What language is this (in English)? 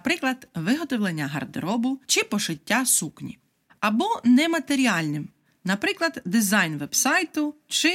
Ukrainian